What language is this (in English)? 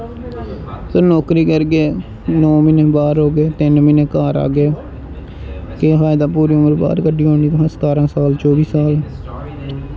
Dogri